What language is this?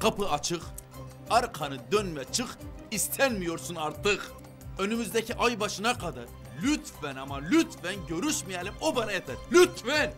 Turkish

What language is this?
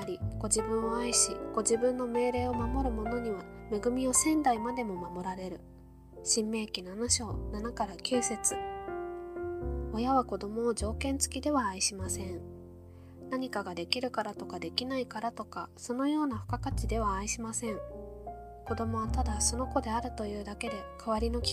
Japanese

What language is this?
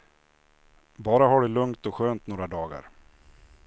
Swedish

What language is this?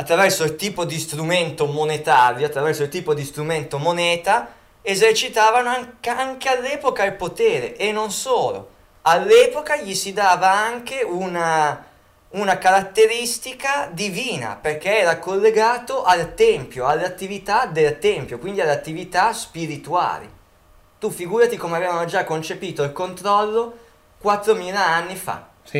Italian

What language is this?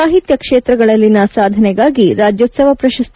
Kannada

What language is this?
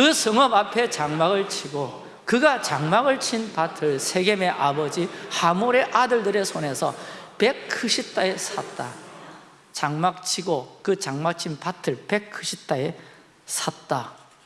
Korean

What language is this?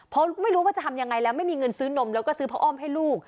Thai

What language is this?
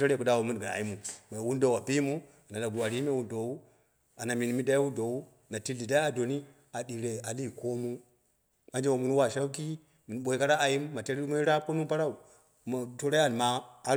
Dera (Nigeria)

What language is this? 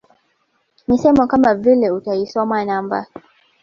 Swahili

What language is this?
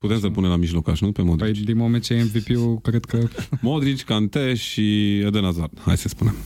Romanian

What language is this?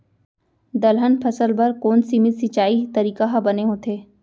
Chhattisgarhi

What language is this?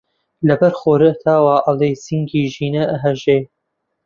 Central Kurdish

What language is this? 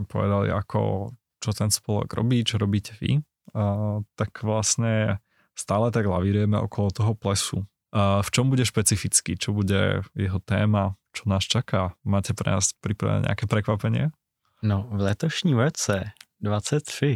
Czech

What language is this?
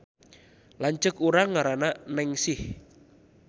Sundanese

